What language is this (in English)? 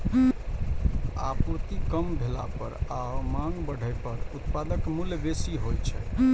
Maithili